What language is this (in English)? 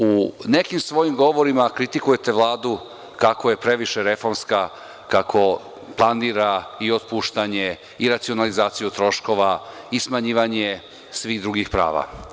Serbian